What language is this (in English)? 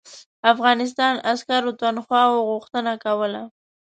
Pashto